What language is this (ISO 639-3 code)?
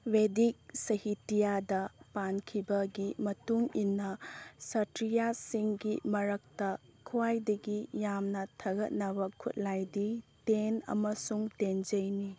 mni